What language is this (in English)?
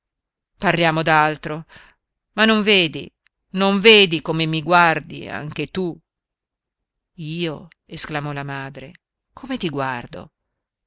Italian